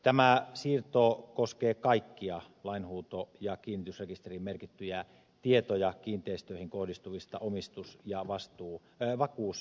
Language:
Finnish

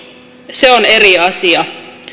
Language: Finnish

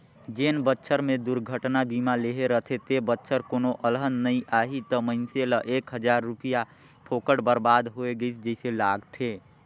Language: Chhattisgarhi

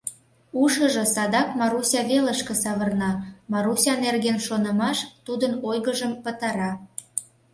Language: Mari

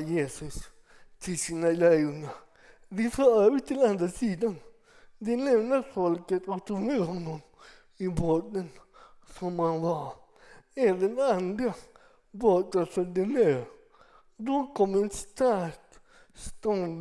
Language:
Swedish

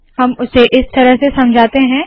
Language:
Hindi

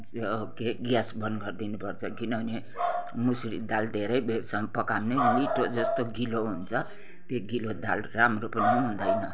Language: Nepali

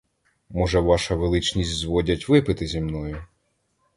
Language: Ukrainian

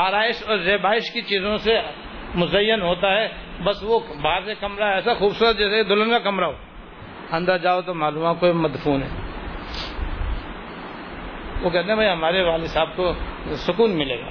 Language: Urdu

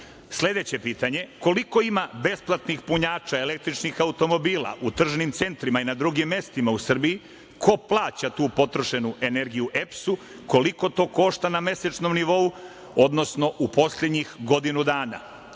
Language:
Serbian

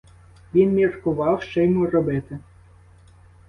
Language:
Ukrainian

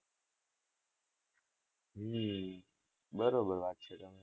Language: Gujarati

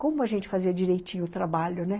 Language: Portuguese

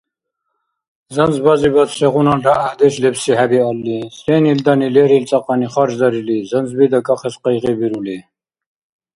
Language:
Dargwa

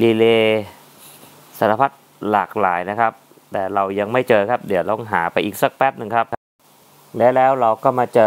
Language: Thai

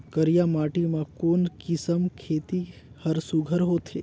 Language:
Chhattisgarhi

